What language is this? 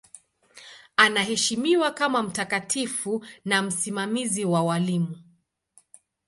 Swahili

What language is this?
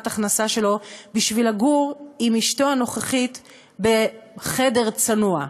Hebrew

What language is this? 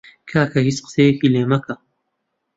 Central Kurdish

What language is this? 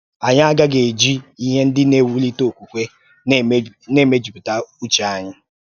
Igbo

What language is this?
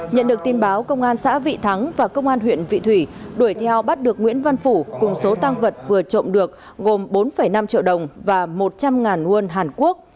Vietnamese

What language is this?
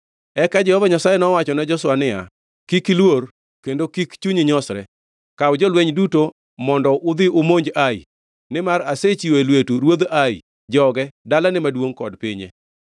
Luo (Kenya and Tanzania)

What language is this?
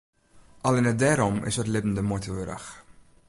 Western Frisian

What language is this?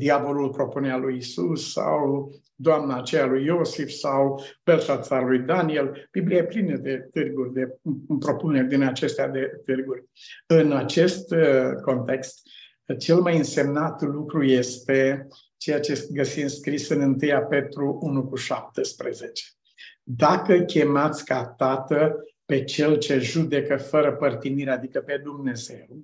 Romanian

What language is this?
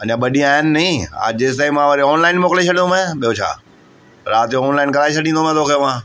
Sindhi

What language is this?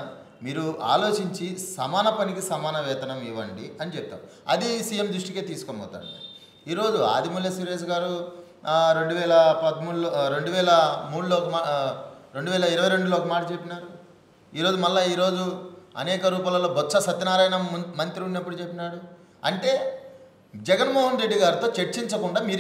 Telugu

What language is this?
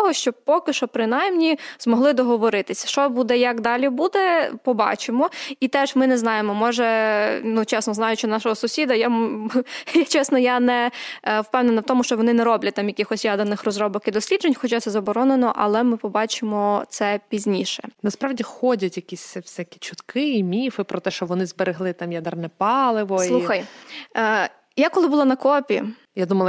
Ukrainian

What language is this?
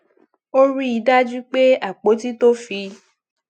Yoruba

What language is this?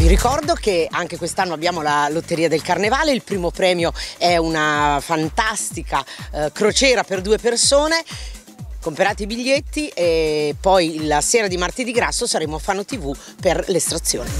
Italian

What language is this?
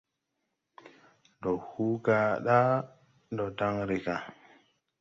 Tupuri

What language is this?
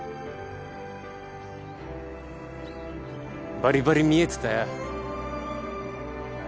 Japanese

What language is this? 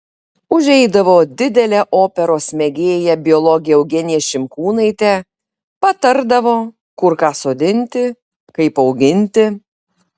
Lithuanian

